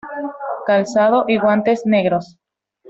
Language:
Spanish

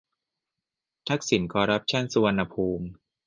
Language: Thai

